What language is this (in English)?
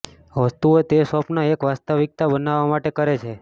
Gujarati